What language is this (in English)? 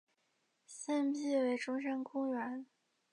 Chinese